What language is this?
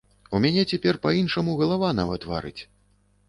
Belarusian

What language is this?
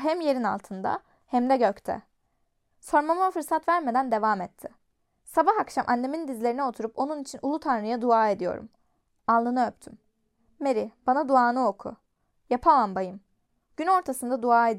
Turkish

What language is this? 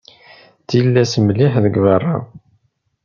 Kabyle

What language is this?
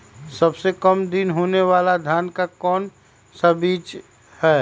Magahi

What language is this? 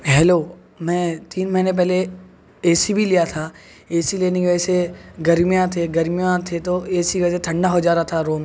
Urdu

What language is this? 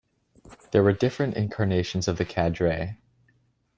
English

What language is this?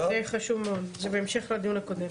Hebrew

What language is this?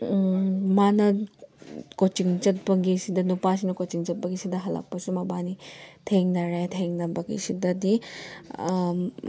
Manipuri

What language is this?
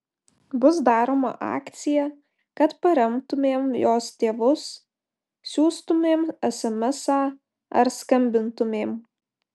Lithuanian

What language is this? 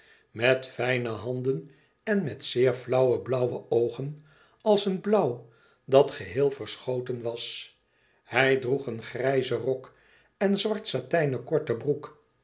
Dutch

